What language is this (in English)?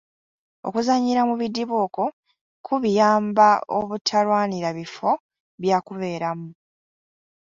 Ganda